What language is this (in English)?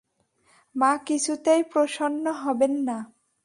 Bangla